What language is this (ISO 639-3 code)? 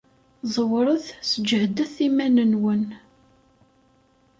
kab